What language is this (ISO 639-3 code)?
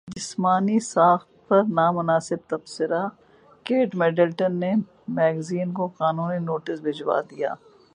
urd